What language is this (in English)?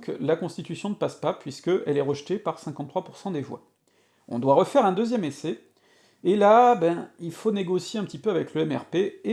French